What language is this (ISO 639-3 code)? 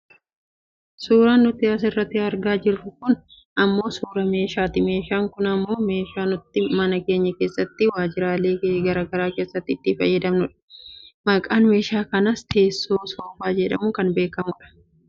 orm